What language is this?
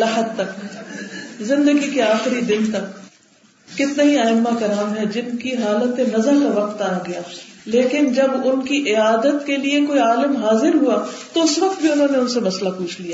Urdu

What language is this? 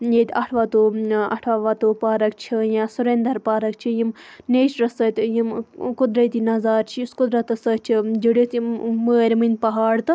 Kashmiri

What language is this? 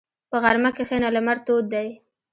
Pashto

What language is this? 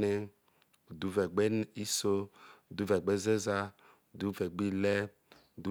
Isoko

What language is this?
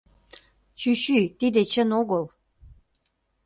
Mari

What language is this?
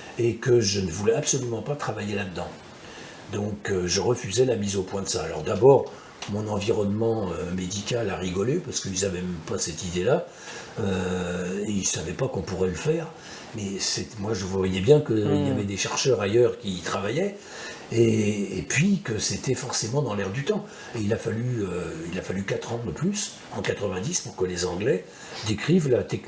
French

